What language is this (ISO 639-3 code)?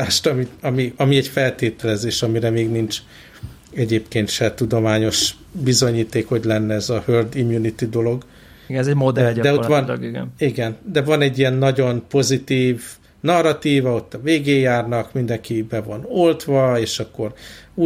hun